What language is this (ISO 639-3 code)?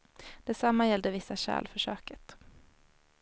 swe